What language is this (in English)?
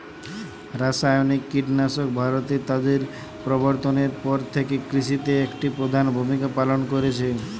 Bangla